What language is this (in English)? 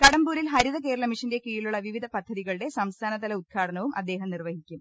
Malayalam